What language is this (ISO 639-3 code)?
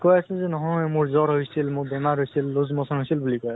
asm